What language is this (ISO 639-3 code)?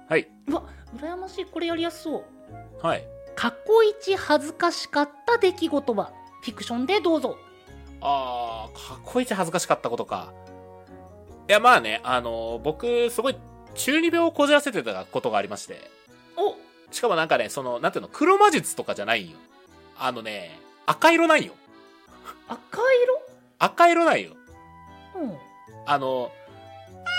jpn